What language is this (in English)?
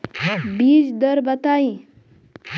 Bhojpuri